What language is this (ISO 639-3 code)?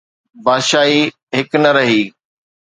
snd